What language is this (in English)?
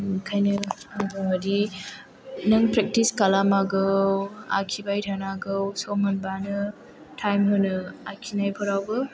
Bodo